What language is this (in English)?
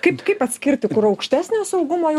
Lithuanian